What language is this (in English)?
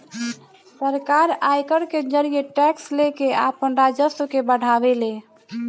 Bhojpuri